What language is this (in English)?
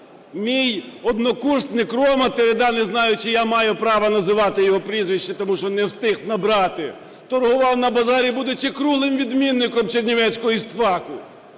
Ukrainian